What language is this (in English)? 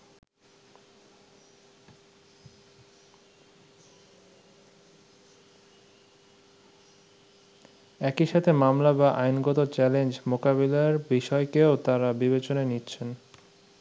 Bangla